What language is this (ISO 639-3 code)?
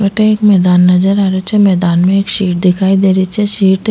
raj